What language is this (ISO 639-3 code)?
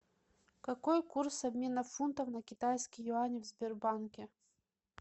rus